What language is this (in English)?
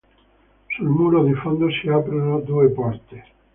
Italian